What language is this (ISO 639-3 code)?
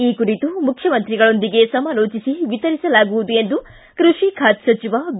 kan